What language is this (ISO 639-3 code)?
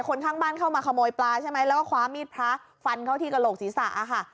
tha